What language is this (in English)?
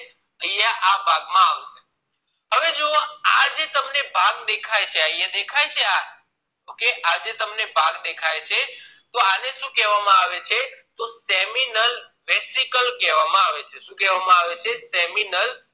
Gujarati